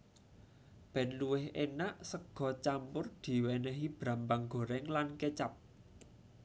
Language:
Javanese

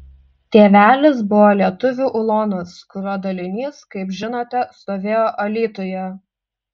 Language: Lithuanian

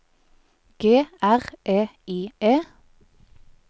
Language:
Norwegian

